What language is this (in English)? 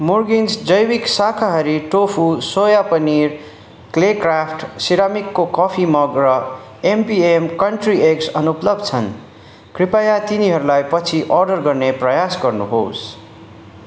Nepali